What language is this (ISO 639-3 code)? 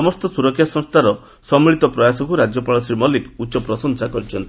ori